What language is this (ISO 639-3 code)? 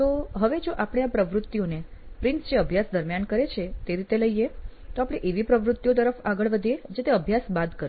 guj